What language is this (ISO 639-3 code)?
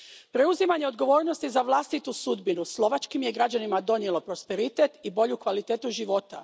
hrv